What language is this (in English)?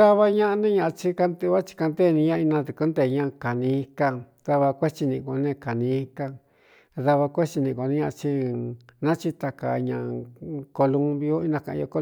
Cuyamecalco Mixtec